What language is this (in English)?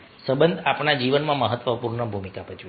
Gujarati